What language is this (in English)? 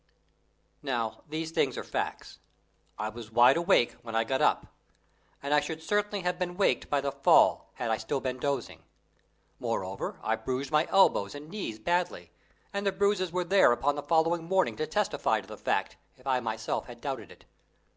English